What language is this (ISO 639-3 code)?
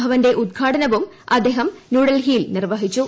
mal